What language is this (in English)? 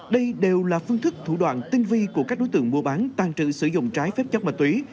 Vietnamese